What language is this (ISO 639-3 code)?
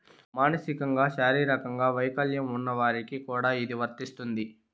tel